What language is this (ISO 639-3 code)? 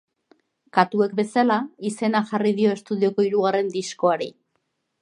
eus